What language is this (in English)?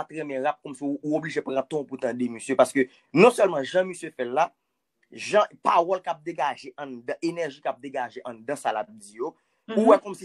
French